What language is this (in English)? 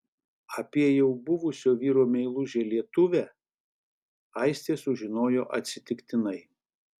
Lithuanian